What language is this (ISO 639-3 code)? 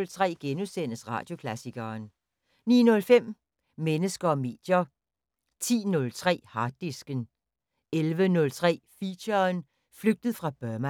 dan